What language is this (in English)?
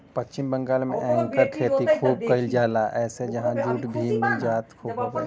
Bhojpuri